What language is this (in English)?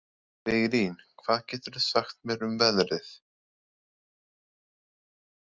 Icelandic